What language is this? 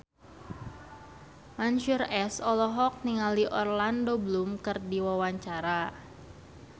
Sundanese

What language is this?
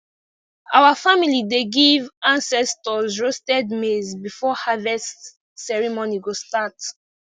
Nigerian Pidgin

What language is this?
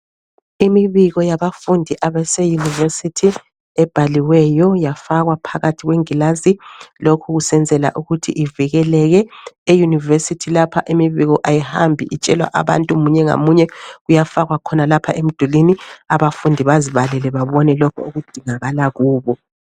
North Ndebele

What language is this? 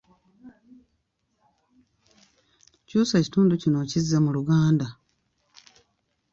Ganda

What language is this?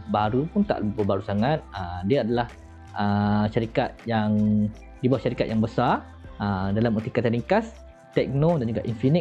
Malay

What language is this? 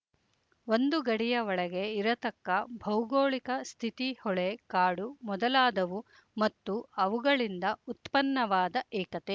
Kannada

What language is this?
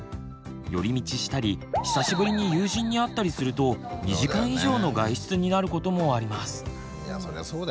Japanese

